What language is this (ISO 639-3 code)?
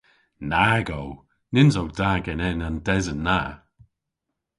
cor